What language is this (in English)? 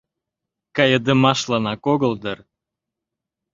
Mari